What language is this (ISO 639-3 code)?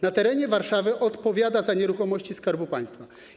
pol